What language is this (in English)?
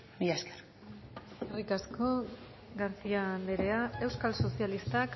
Basque